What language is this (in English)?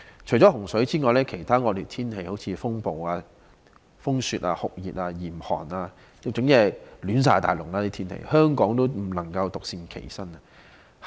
Cantonese